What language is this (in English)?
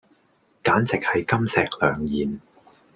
Cantonese